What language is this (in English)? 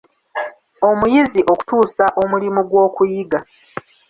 Ganda